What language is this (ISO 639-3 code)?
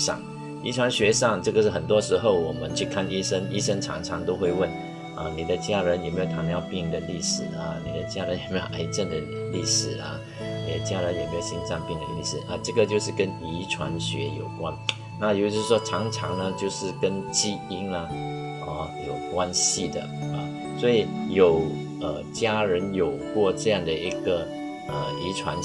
zho